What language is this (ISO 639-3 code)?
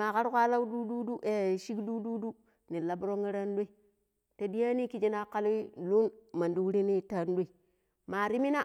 pip